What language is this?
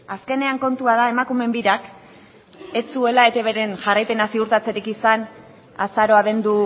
Basque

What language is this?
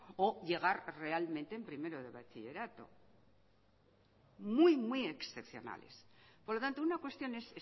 Spanish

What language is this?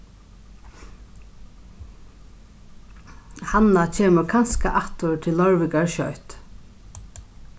Faroese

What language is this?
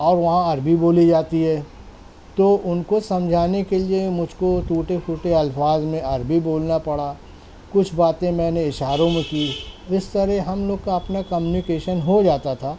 Urdu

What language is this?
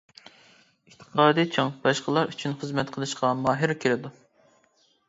Uyghur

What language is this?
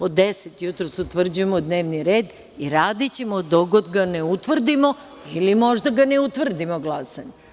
Serbian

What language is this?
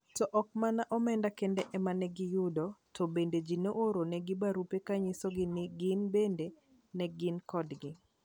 Luo (Kenya and Tanzania)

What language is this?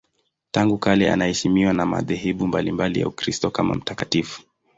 Swahili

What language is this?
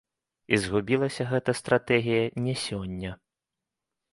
Belarusian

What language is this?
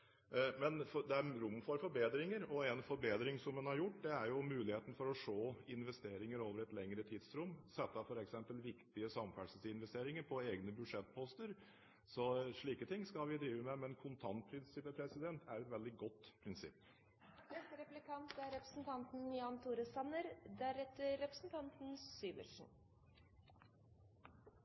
Norwegian Bokmål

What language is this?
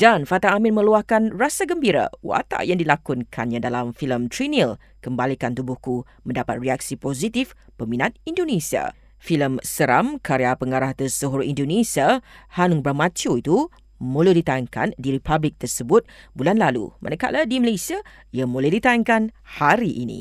Malay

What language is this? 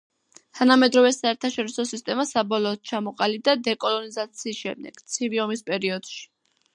Georgian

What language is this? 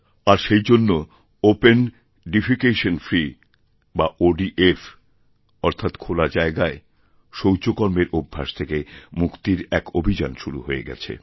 Bangla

